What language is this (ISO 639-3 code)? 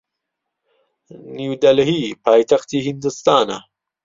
ckb